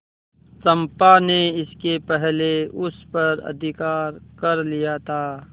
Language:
Hindi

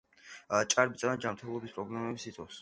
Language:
Georgian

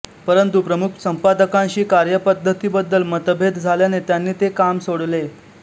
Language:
Marathi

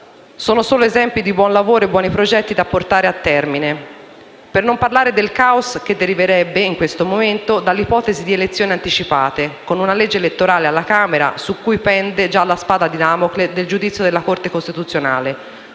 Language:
Italian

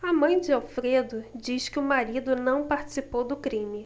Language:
Portuguese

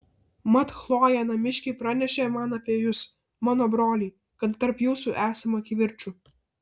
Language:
Lithuanian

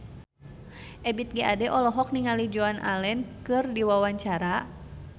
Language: Sundanese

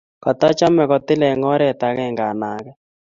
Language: Kalenjin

